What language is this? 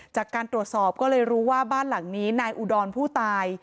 Thai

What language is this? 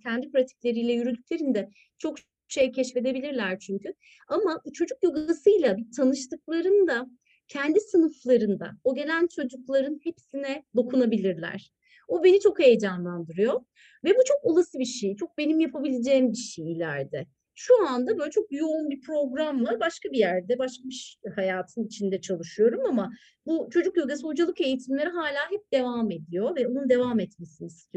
Turkish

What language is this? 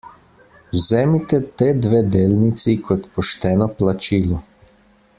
Slovenian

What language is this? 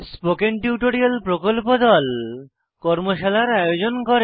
Bangla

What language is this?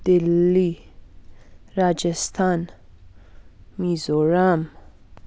Nepali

